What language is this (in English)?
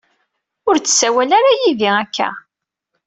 Kabyle